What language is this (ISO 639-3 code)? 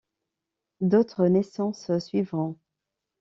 fra